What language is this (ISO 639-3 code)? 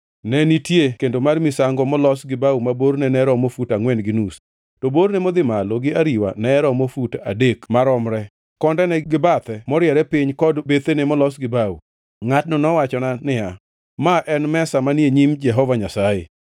luo